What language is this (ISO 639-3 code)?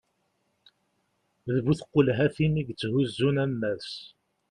kab